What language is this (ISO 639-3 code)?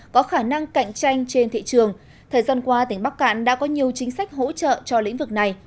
vie